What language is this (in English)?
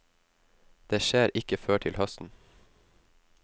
Norwegian